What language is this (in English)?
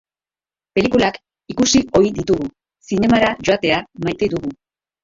Basque